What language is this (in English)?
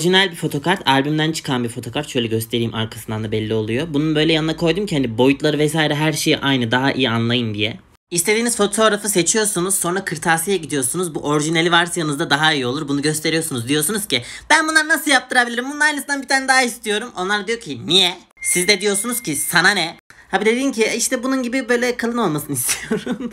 Turkish